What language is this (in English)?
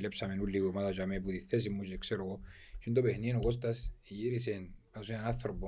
Greek